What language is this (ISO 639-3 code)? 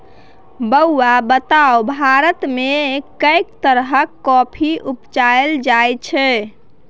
mai